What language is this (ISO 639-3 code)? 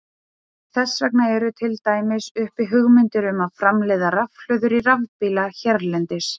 isl